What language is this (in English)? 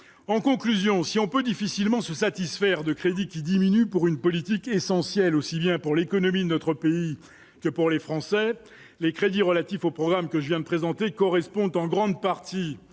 French